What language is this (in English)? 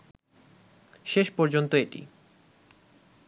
Bangla